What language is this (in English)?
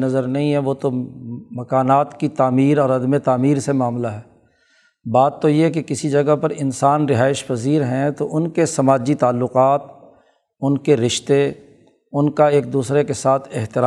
Urdu